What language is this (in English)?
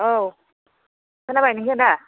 Bodo